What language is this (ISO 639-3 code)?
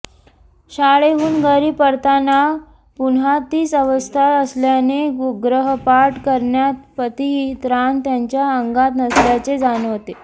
mar